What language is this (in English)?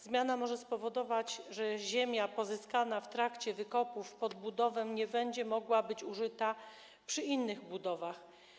Polish